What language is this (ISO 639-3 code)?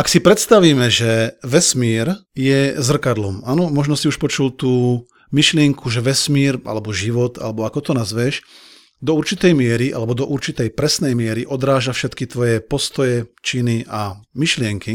slk